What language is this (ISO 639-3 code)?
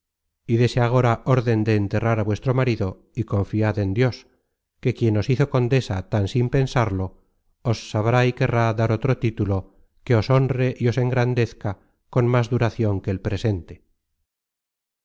spa